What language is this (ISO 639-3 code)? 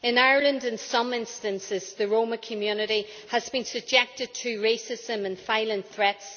eng